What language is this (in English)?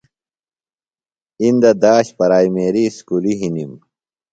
Phalura